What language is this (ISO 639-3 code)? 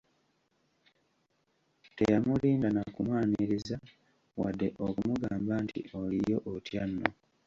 lug